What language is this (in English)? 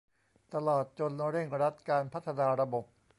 Thai